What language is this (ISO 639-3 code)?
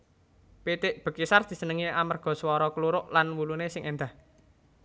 jav